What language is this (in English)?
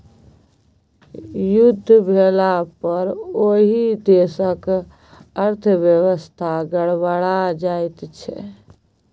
Maithili